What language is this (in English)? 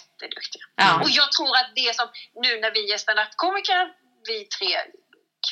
Swedish